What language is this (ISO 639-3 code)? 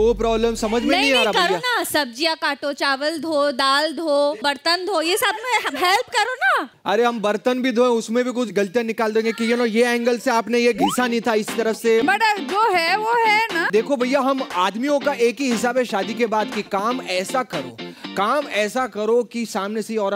hin